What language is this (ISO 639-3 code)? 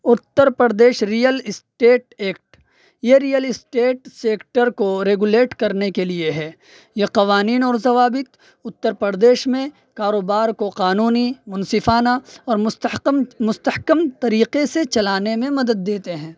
urd